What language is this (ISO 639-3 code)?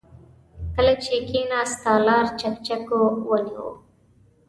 pus